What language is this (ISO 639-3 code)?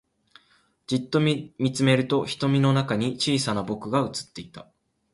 jpn